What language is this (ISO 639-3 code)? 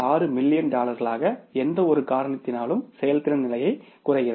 tam